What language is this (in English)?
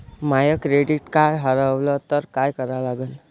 Marathi